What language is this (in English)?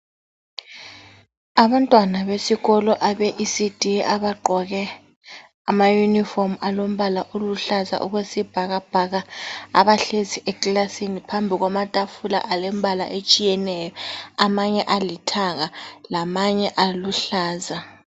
North Ndebele